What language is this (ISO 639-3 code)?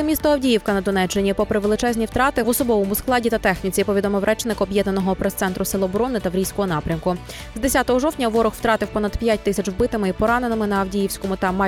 ukr